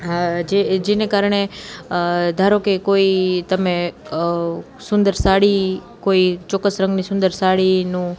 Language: Gujarati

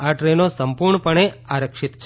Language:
Gujarati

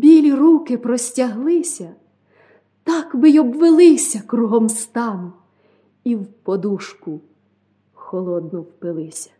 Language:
Ukrainian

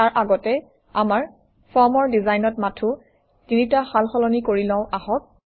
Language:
Assamese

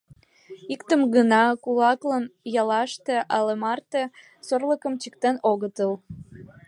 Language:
Mari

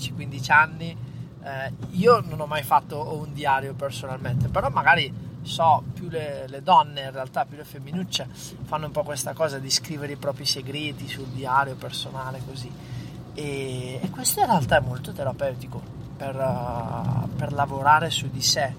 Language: Italian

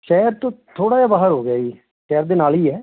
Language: Punjabi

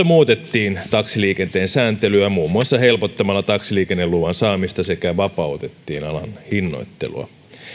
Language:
Finnish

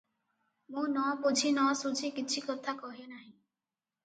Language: Odia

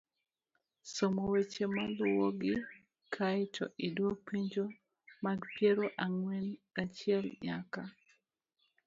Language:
Luo (Kenya and Tanzania)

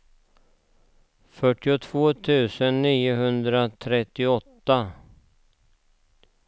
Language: Swedish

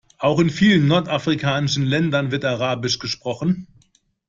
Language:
German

